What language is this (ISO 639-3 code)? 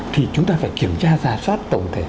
vie